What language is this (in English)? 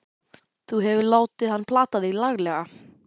Icelandic